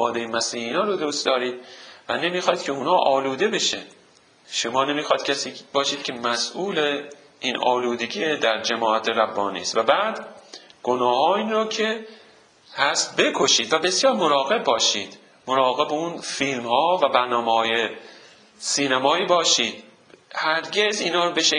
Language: Persian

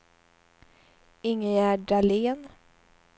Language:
Swedish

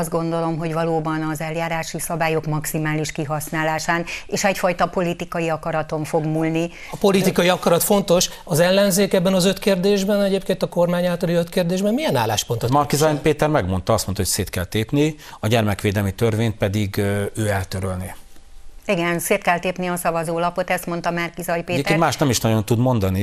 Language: Hungarian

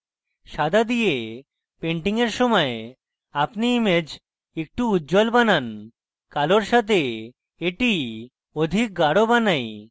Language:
Bangla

